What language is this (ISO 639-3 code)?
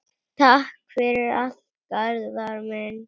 isl